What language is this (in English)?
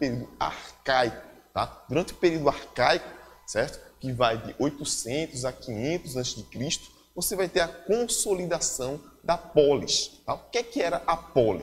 Portuguese